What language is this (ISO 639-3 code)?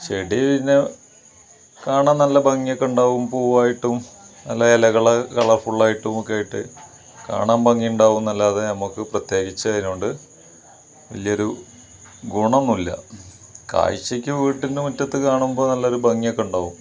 mal